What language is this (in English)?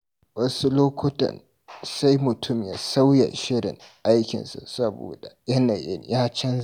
Hausa